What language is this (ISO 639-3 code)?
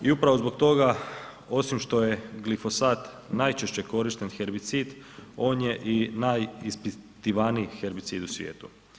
hrv